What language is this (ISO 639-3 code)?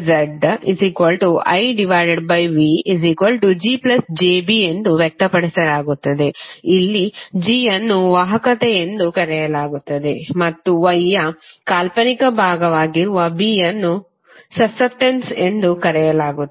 kan